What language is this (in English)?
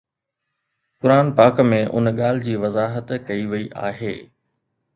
Sindhi